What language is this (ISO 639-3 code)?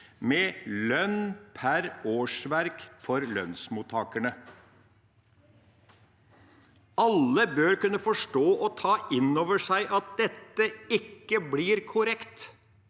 nor